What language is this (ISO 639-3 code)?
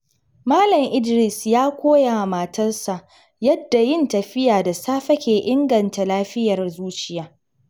hau